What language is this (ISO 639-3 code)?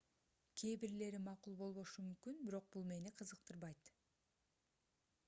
kir